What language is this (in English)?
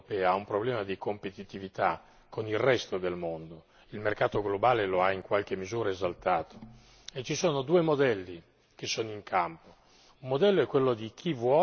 Italian